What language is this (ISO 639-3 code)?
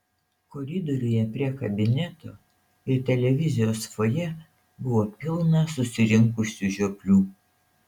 lit